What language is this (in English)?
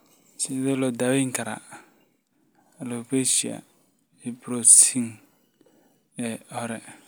Somali